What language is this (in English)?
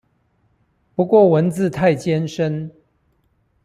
Chinese